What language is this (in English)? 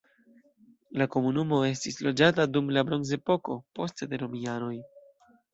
Esperanto